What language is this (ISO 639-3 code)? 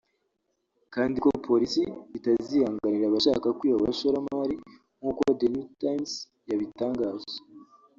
kin